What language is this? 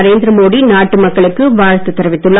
Tamil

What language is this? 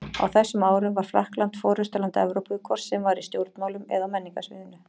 Icelandic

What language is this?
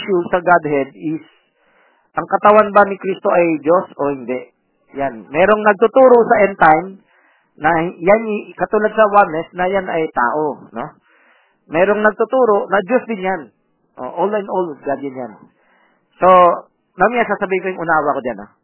Filipino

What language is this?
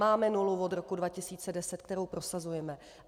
Czech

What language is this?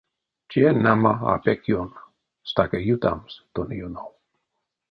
Erzya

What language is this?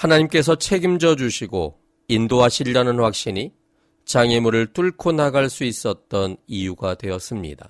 Korean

